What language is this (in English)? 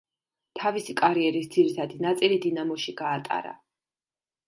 Georgian